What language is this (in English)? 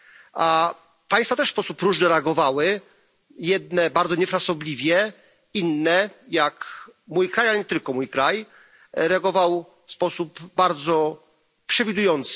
Polish